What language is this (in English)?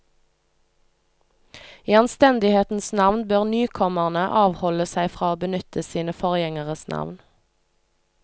Norwegian